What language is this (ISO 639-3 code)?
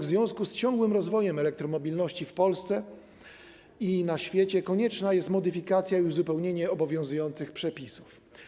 pol